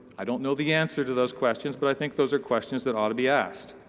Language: English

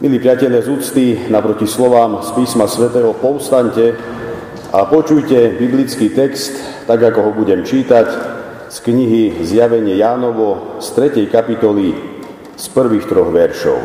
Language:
Slovak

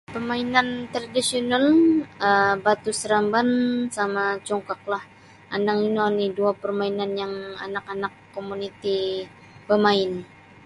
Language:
Sabah Bisaya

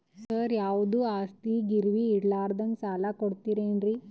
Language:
Kannada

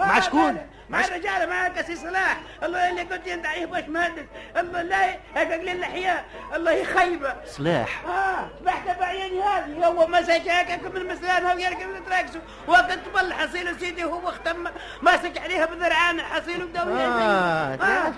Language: Arabic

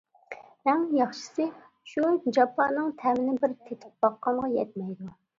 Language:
Uyghur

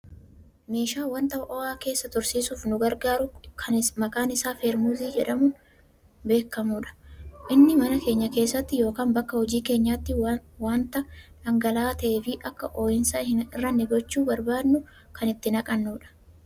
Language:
Oromo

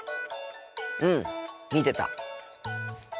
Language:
Japanese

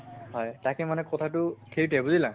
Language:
Assamese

